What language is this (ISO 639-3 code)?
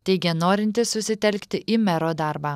lit